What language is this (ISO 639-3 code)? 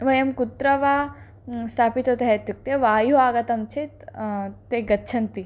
san